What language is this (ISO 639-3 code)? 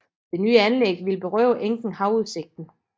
dan